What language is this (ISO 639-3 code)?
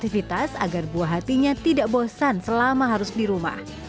ind